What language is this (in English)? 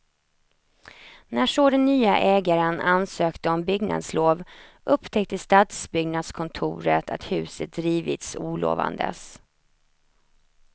Swedish